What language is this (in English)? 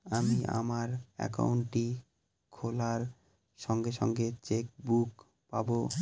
Bangla